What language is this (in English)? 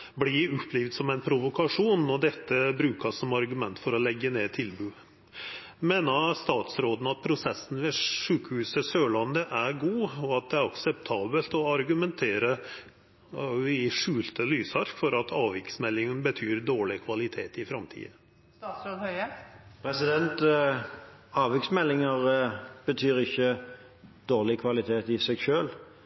Norwegian Nynorsk